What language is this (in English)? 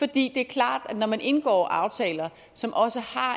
Danish